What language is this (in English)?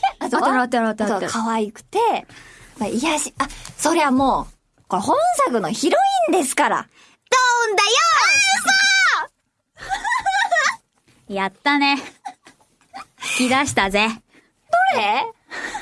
Japanese